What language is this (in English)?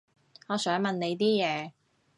Cantonese